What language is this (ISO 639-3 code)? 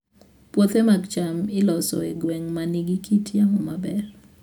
luo